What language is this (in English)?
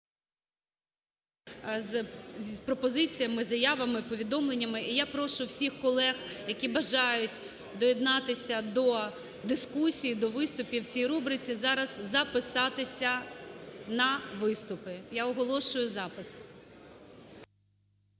Ukrainian